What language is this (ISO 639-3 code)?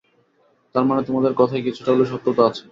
ben